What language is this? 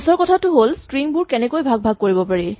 Assamese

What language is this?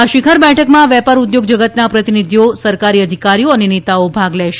Gujarati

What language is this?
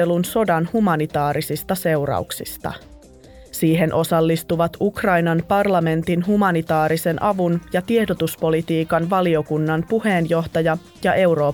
Finnish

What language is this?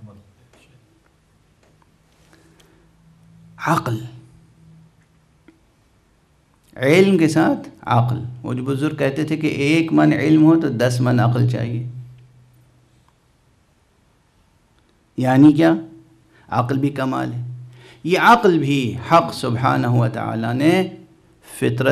Hindi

